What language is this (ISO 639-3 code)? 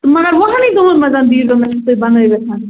kas